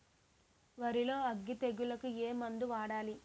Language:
Telugu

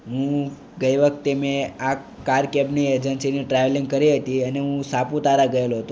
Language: Gujarati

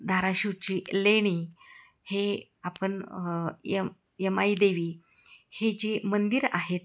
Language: Marathi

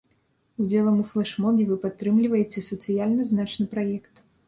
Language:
Belarusian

